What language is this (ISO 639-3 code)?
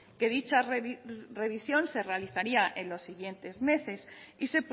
spa